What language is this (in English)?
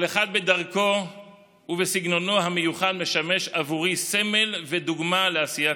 Hebrew